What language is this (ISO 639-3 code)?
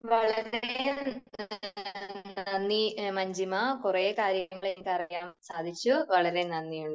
mal